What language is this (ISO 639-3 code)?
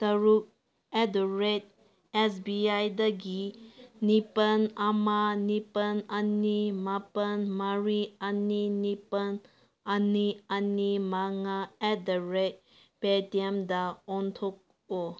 mni